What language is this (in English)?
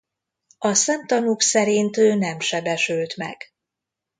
Hungarian